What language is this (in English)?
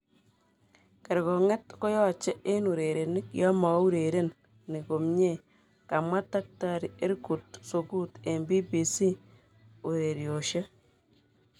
Kalenjin